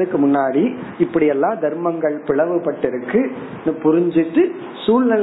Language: Tamil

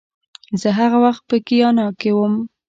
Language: Pashto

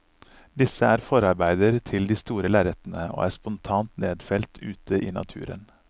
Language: Norwegian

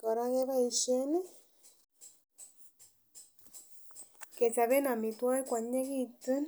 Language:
Kalenjin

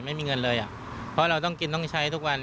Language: Thai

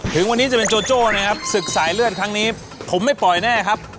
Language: Thai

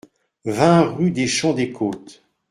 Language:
French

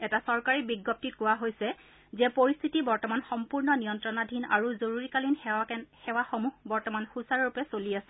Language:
Assamese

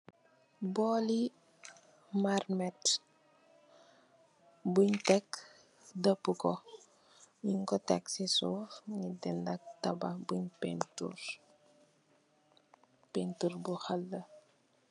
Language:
Wolof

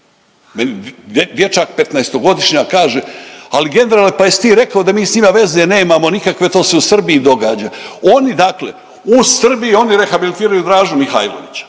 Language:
Croatian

